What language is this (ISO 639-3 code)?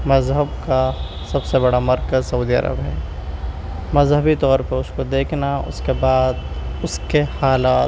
urd